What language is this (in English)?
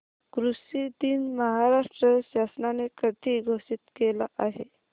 Marathi